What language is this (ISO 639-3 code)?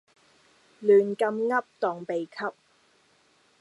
yue